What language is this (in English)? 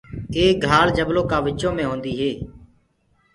Gurgula